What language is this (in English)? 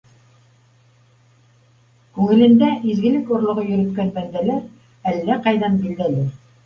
Bashkir